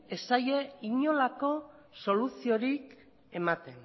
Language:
Basque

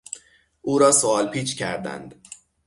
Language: Persian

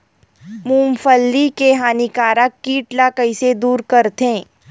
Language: Chhattisgarhi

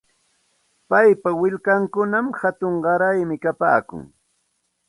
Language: Santa Ana de Tusi Pasco Quechua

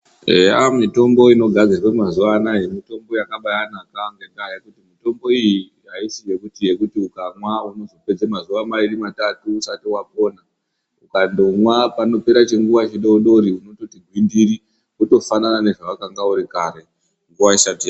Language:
Ndau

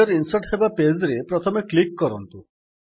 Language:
Odia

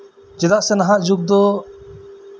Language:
Santali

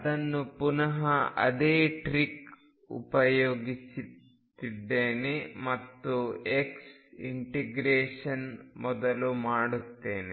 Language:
Kannada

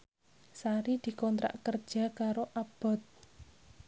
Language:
Javanese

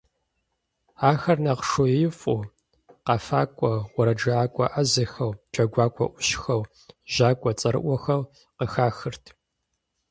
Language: Kabardian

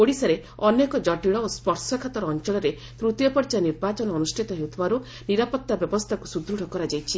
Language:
Odia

